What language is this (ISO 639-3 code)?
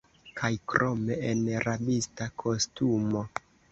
epo